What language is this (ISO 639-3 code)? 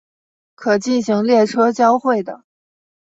zho